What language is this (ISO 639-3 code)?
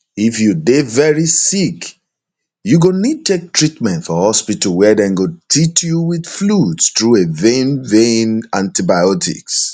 pcm